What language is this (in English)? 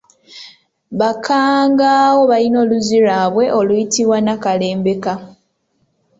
Ganda